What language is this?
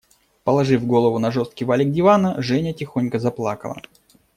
Russian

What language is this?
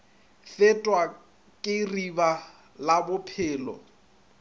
Northern Sotho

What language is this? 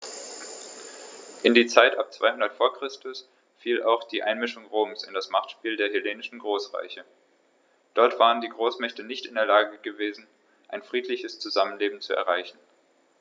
German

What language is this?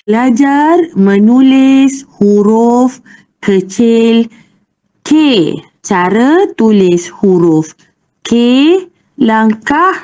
Malay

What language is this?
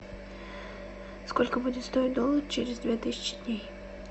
Russian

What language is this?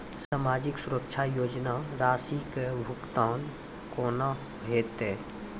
Maithili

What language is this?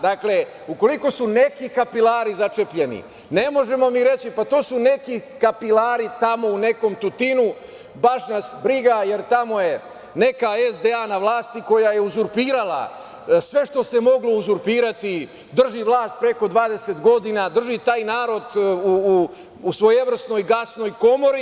Serbian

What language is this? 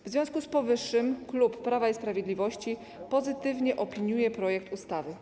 Polish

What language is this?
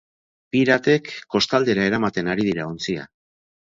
Basque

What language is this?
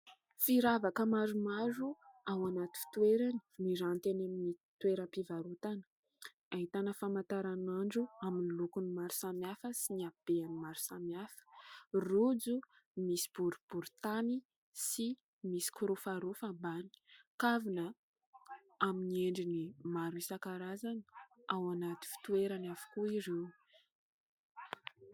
Malagasy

